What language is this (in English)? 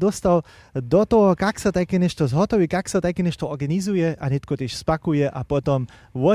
German